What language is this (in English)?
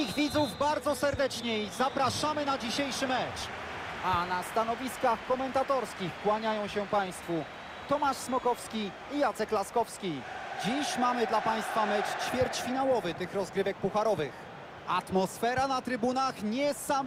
Polish